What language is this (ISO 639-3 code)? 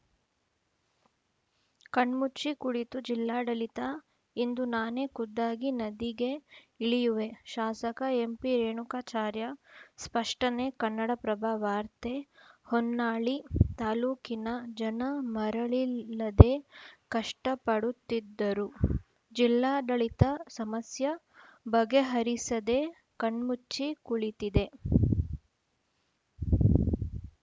kan